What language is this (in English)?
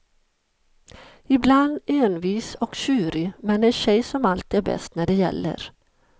Swedish